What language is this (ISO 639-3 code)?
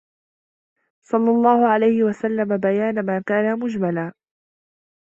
ara